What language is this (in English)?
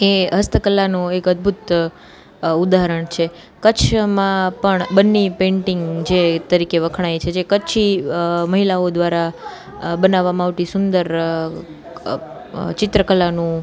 Gujarati